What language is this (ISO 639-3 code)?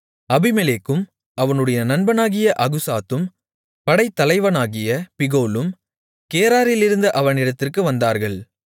tam